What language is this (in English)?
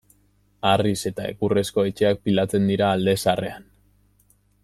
Basque